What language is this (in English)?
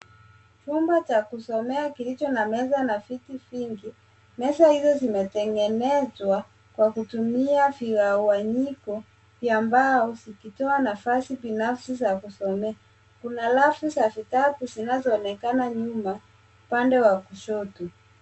Swahili